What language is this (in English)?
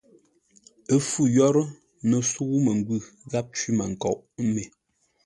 Ngombale